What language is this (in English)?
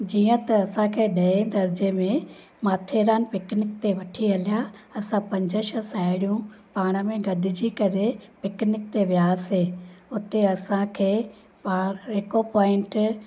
Sindhi